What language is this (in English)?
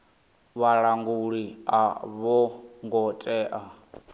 Venda